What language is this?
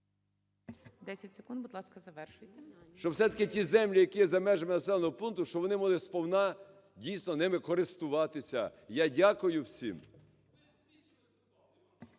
Ukrainian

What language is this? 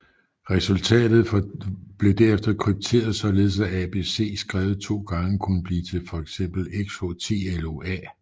Danish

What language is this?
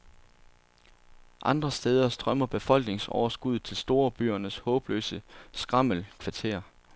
Danish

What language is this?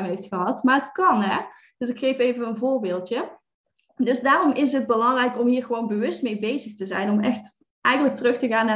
Dutch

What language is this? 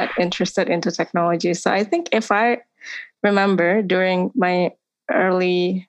Indonesian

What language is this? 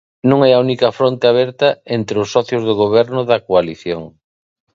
Galician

